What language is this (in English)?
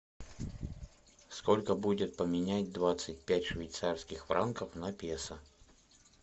Russian